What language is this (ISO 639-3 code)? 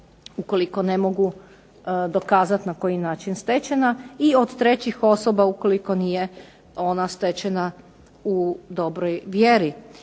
hrv